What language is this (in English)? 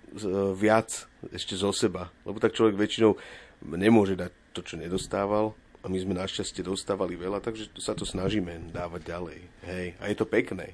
Slovak